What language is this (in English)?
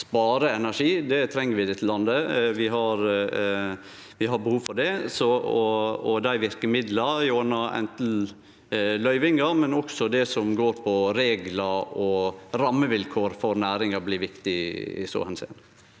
Norwegian